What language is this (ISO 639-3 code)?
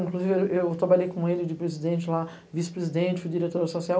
por